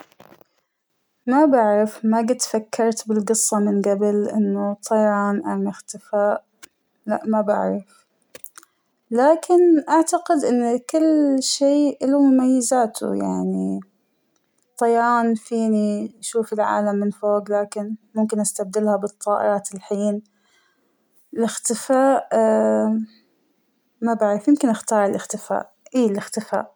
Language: Hijazi Arabic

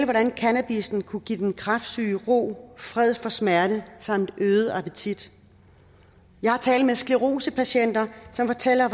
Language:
Danish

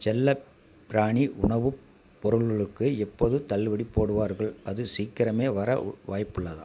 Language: Tamil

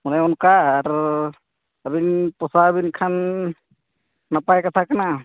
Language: Santali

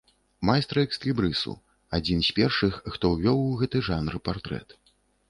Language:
Belarusian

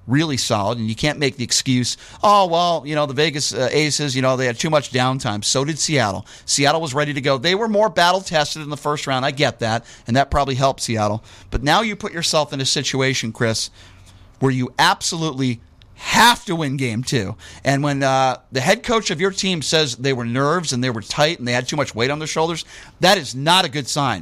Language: English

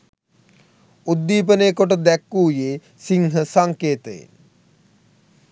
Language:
Sinhala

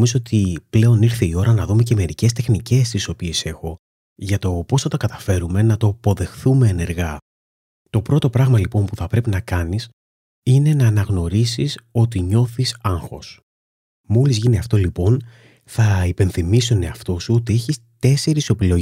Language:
Greek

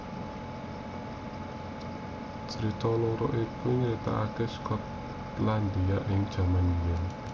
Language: Javanese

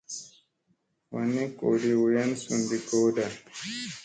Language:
Musey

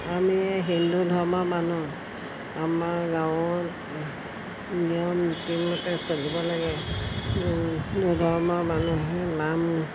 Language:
Assamese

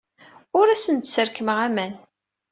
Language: Kabyle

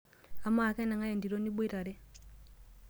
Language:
Masai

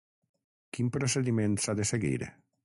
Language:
Catalan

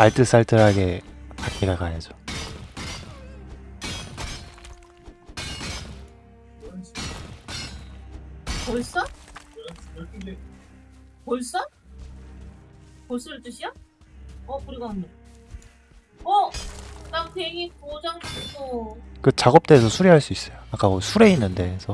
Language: Korean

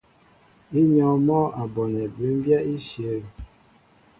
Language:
Mbo (Cameroon)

